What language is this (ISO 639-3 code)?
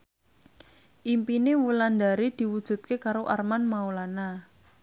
jav